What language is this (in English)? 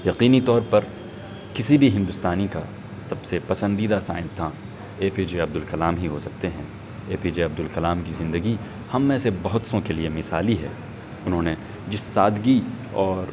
Urdu